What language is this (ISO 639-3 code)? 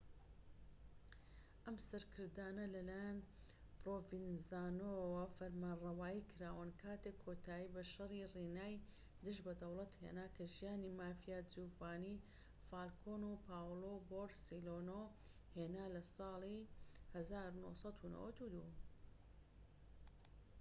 ckb